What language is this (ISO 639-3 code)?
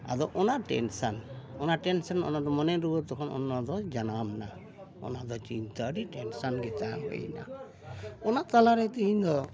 sat